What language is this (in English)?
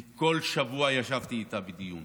Hebrew